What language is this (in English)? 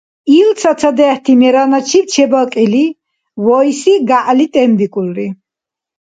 Dargwa